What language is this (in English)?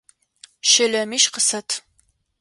Adyghe